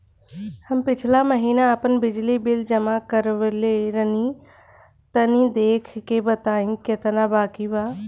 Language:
Bhojpuri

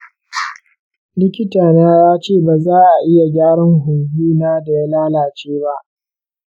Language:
Hausa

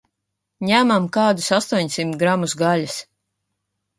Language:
Latvian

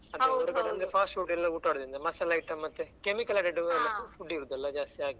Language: Kannada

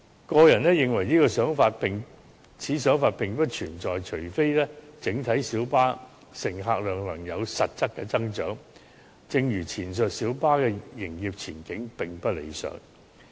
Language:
Cantonese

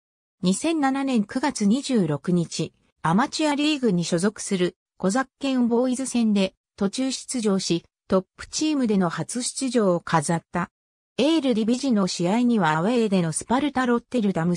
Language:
Japanese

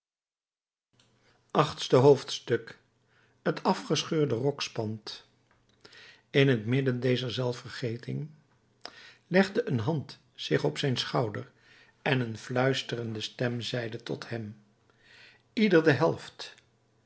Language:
Dutch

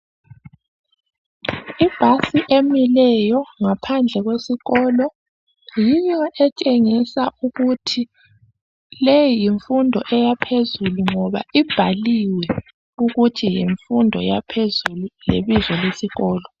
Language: North Ndebele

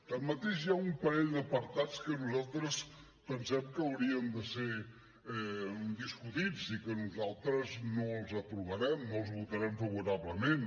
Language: Catalan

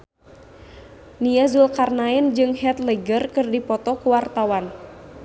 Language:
Sundanese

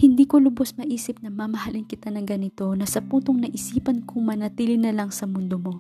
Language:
Filipino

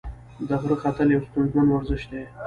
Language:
Pashto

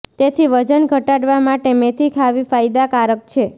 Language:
Gujarati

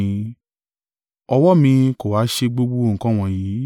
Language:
Yoruba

